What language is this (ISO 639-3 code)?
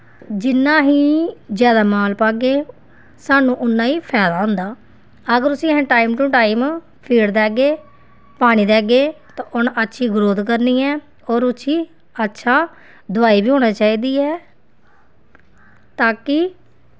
doi